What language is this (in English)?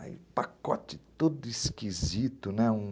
Portuguese